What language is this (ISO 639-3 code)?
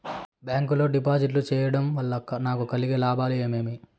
tel